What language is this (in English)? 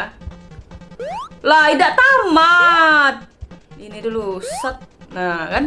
Indonesian